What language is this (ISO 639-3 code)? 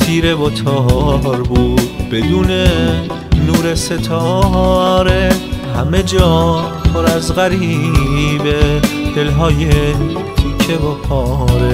fas